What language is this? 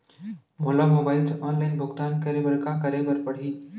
Chhattisgarhi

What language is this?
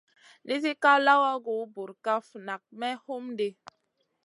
Masana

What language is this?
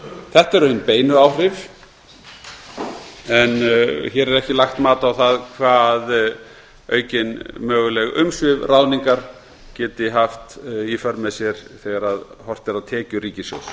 Icelandic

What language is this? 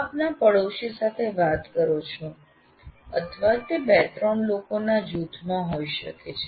Gujarati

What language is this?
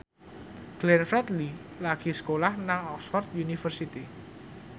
Javanese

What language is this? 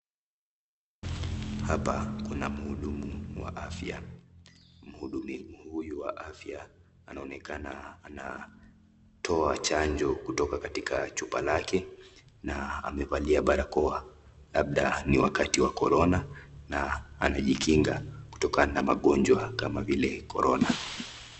Swahili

